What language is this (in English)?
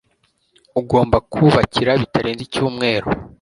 Kinyarwanda